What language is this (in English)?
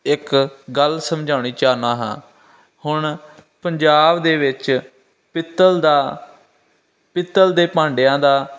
Punjabi